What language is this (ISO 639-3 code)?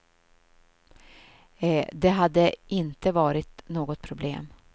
swe